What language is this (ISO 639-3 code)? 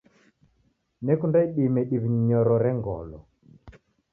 dav